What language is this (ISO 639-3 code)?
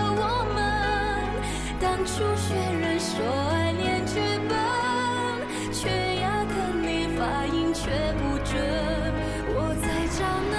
zho